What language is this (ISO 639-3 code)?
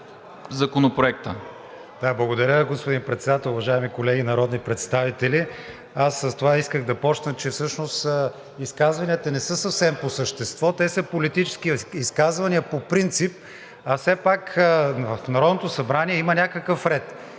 bul